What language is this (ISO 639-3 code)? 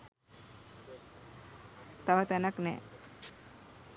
sin